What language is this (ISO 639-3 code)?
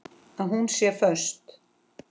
isl